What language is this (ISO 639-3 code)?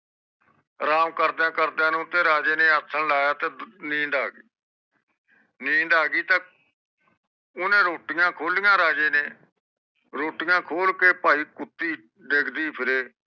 pan